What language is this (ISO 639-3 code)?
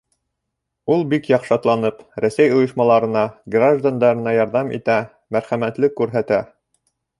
bak